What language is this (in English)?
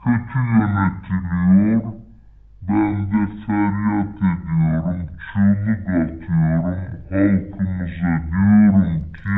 Turkish